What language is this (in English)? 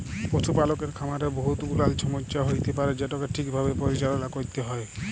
Bangla